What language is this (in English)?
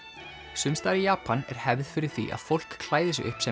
Icelandic